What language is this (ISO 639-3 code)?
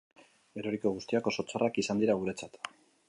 eus